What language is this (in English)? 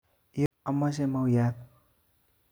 Kalenjin